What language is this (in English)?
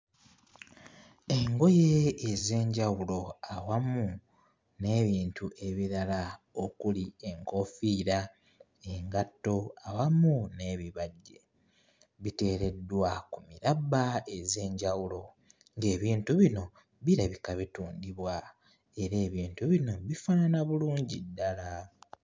Ganda